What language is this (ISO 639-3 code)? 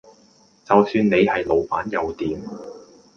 yue